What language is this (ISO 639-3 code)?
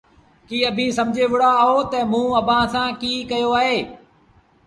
sbn